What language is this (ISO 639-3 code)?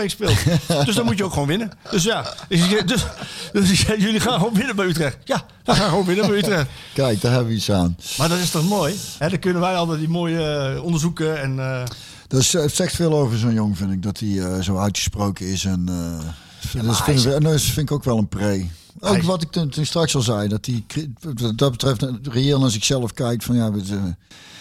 nld